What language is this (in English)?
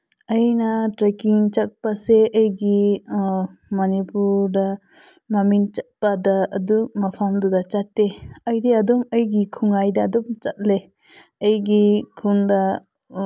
Manipuri